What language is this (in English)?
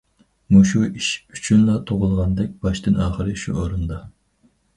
Uyghur